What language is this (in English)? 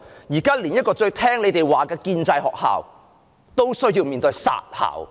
Cantonese